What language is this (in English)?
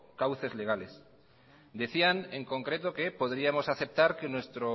Spanish